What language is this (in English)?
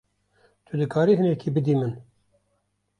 Kurdish